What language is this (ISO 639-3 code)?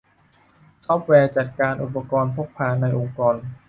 tha